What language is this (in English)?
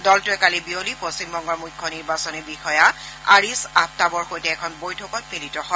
Assamese